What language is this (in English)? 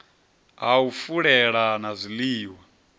Venda